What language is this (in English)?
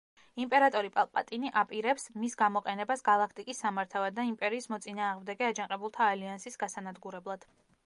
Georgian